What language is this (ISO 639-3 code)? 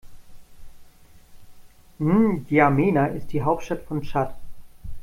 deu